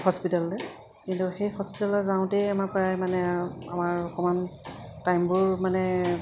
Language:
Assamese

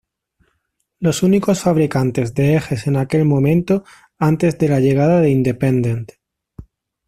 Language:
Spanish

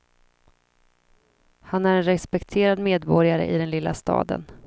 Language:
Swedish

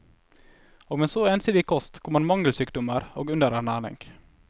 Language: Norwegian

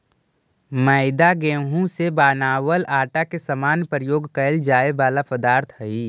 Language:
Magahi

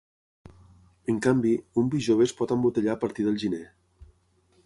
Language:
Catalan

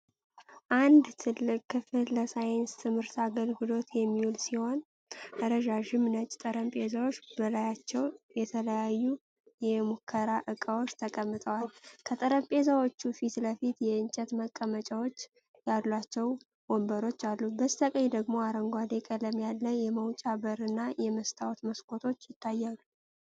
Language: Amharic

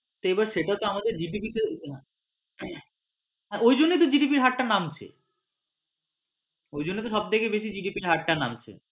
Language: Bangla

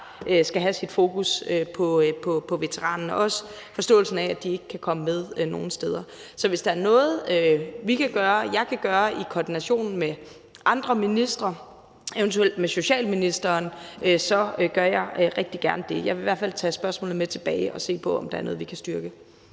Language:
Danish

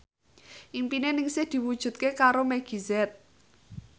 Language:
Javanese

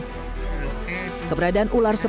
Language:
Indonesian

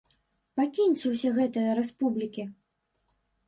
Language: Belarusian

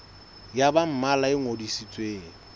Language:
Southern Sotho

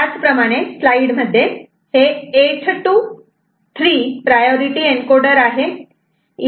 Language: Marathi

